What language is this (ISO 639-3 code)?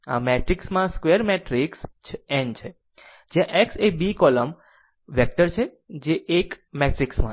guj